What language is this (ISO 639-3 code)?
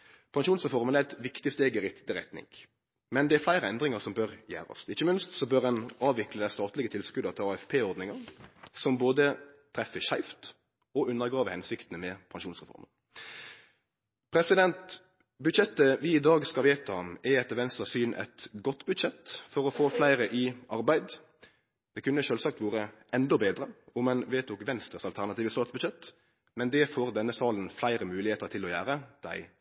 nno